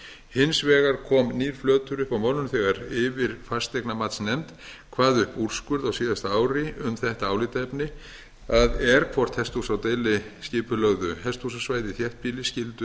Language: Icelandic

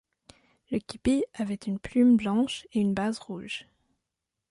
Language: French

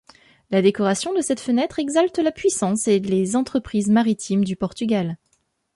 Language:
French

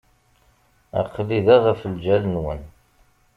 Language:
Kabyle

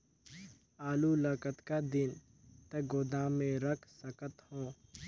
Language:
Chhattisgarhi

